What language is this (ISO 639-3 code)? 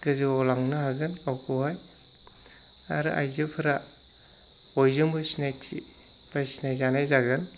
brx